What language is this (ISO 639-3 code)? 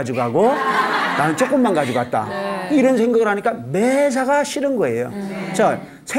kor